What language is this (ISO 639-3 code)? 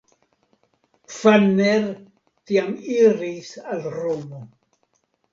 epo